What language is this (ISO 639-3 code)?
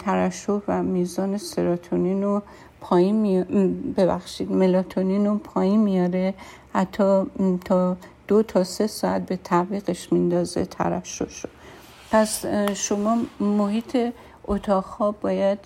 fas